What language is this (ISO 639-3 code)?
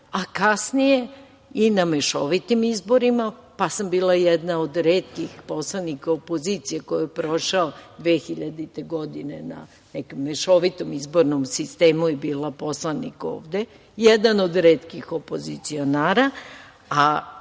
srp